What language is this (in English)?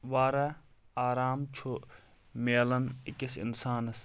Kashmiri